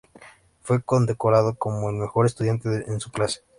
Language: Spanish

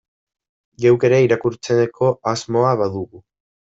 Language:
Basque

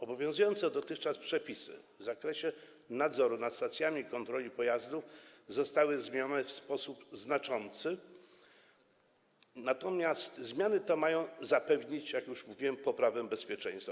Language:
Polish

